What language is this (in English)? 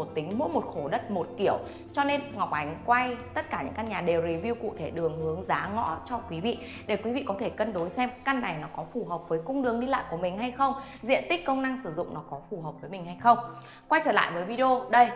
Vietnamese